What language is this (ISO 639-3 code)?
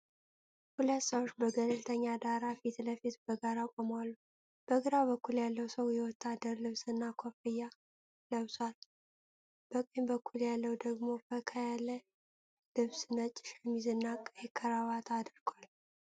amh